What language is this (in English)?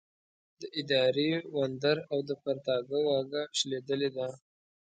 Pashto